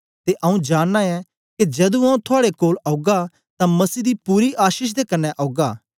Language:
Dogri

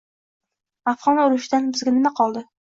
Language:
Uzbek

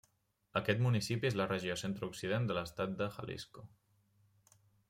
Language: Catalan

